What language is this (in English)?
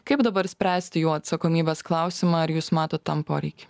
Lithuanian